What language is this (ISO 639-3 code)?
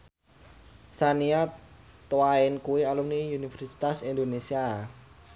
jav